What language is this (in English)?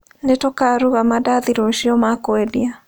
Kikuyu